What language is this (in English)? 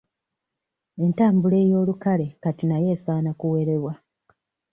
Ganda